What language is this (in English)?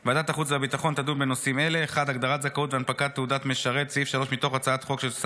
Hebrew